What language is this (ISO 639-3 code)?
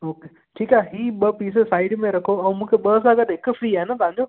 snd